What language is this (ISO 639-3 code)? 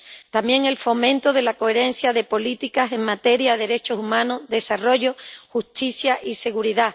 spa